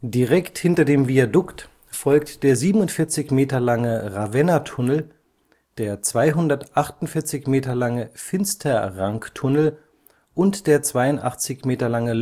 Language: German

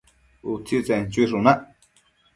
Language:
Matsés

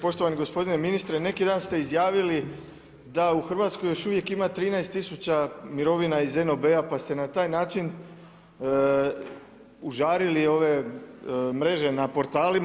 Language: Croatian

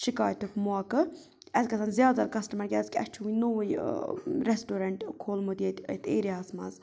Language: Kashmiri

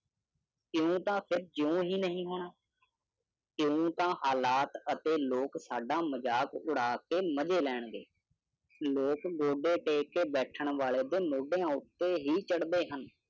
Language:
Punjabi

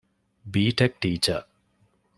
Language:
Divehi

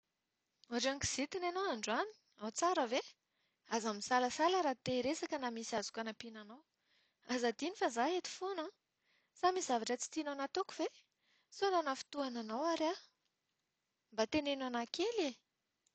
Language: Malagasy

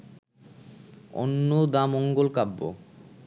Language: Bangla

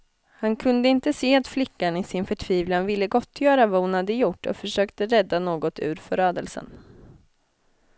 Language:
Swedish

